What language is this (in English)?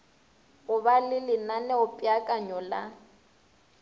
Northern Sotho